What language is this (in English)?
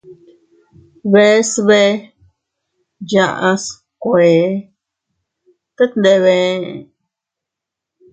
Teutila Cuicatec